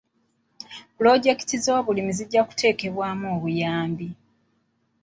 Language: Ganda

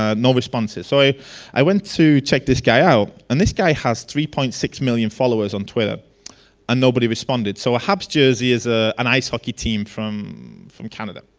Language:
English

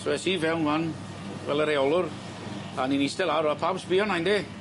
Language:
Welsh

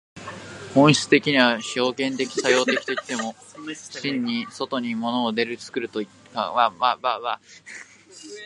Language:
Japanese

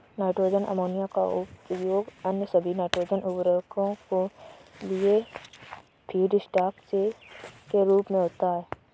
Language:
Hindi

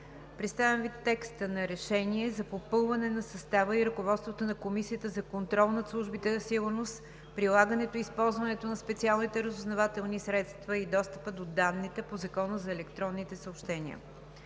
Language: Bulgarian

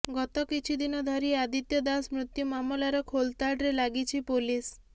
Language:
Odia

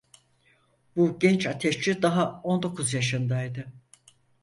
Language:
Turkish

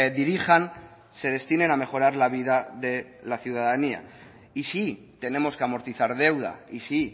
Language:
Spanish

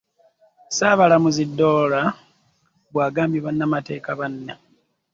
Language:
Ganda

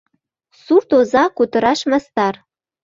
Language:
Mari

